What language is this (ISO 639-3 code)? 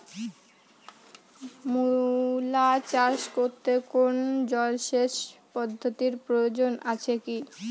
ben